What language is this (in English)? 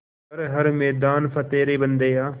Hindi